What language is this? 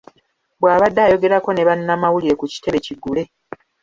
Ganda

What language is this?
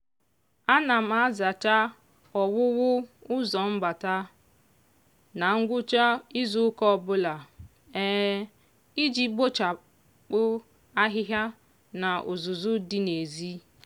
Igbo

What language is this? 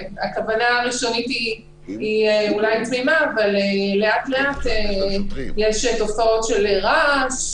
Hebrew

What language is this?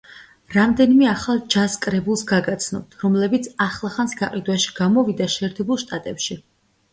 Georgian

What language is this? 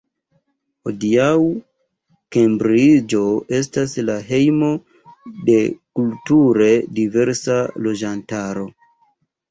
Esperanto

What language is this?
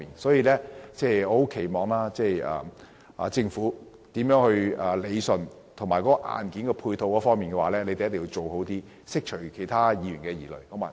Cantonese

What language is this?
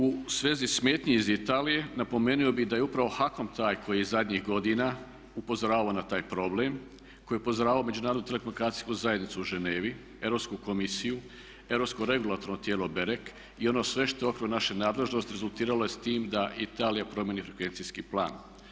Croatian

